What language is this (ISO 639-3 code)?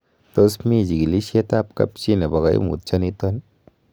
kln